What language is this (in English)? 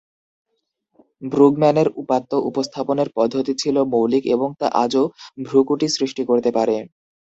Bangla